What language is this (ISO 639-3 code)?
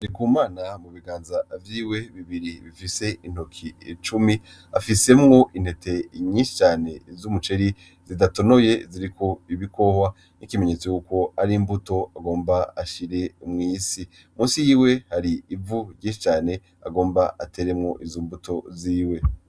run